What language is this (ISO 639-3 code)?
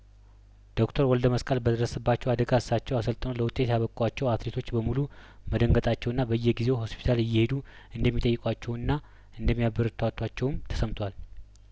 amh